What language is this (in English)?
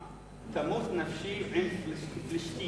Hebrew